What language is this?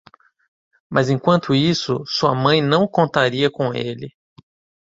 Portuguese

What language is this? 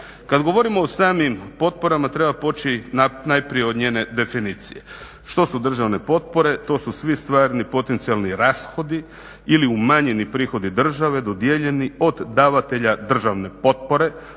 Croatian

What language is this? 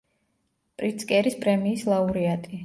Georgian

